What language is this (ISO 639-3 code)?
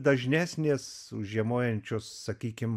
lit